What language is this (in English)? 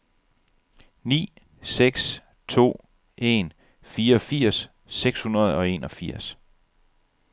Danish